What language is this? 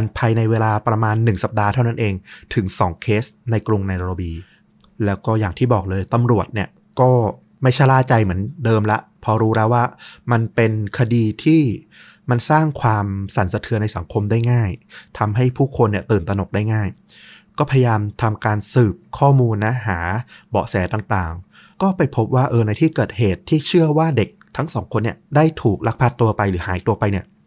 Thai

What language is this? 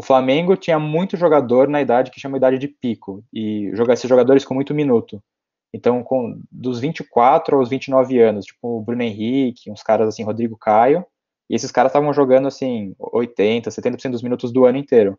Portuguese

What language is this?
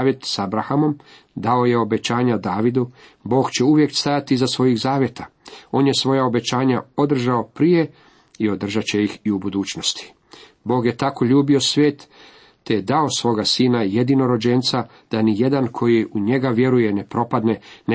Croatian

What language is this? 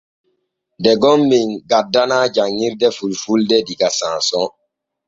Borgu Fulfulde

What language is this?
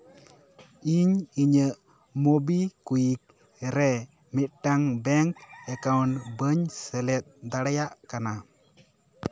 Santali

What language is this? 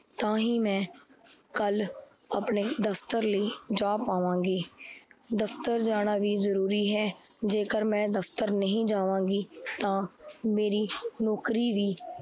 Punjabi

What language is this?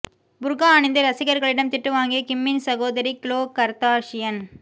Tamil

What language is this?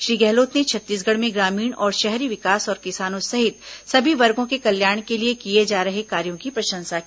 Hindi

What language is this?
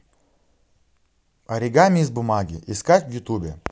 Russian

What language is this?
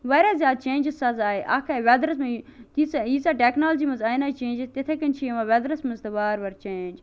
Kashmiri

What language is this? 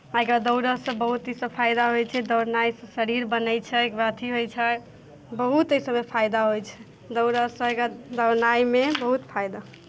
Maithili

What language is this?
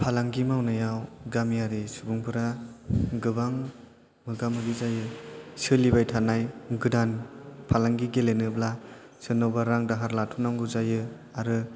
Bodo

